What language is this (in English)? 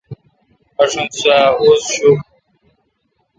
Kalkoti